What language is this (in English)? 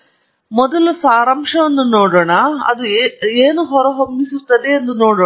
Kannada